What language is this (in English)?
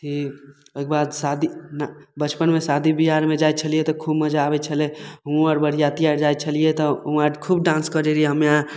Maithili